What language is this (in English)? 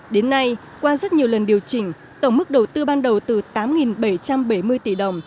Vietnamese